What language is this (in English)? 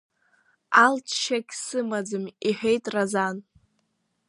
Abkhazian